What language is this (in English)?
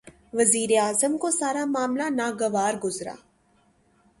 Urdu